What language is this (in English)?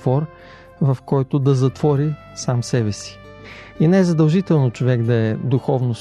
Bulgarian